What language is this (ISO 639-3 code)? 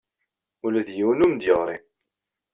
kab